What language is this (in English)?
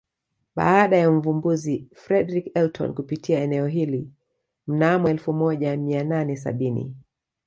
Swahili